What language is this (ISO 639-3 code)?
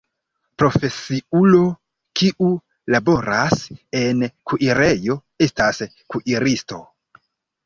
epo